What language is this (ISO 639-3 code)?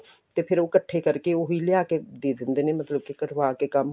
pan